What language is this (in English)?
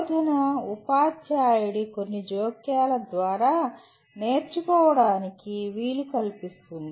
Telugu